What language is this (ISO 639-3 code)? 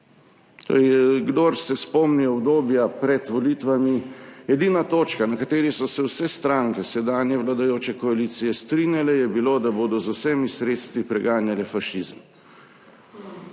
slv